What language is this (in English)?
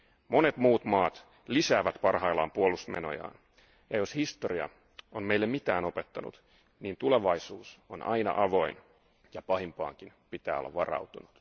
Finnish